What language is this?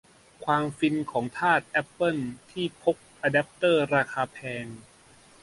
Thai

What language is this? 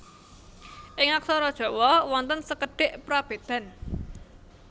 Javanese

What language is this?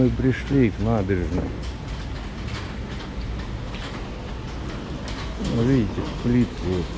Russian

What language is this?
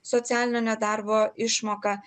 Lithuanian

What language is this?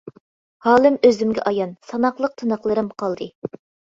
Uyghur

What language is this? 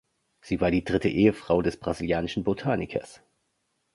German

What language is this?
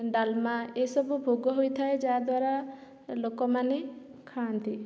Odia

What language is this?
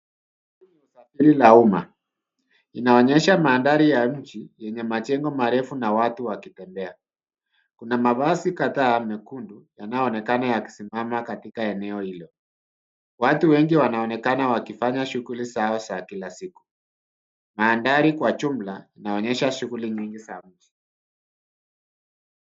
Swahili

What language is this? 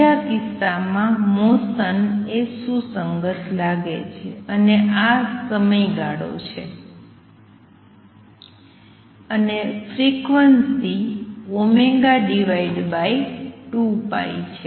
Gujarati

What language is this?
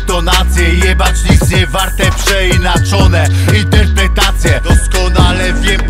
Polish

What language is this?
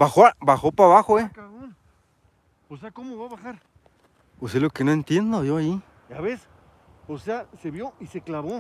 Spanish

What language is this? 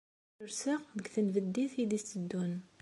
Kabyle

